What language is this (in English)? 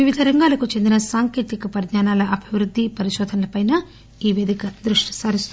Telugu